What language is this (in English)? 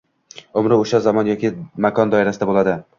Uzbek